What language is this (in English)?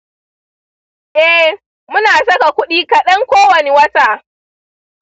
Hausa